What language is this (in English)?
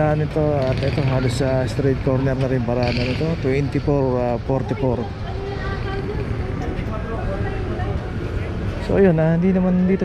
Filipino